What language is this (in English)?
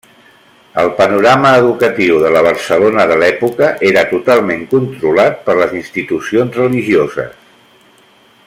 Catalan